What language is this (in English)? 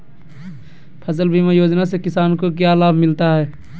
Magahi